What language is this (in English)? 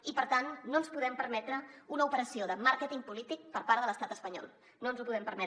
Catalan